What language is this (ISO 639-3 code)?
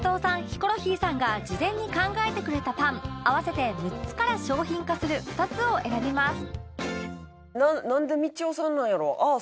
jpn